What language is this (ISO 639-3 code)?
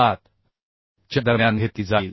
mar